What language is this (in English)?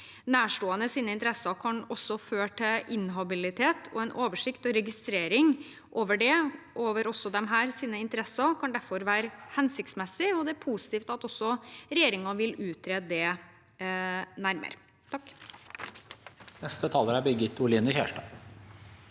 Norwegian